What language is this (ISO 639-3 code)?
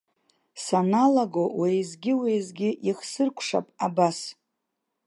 abk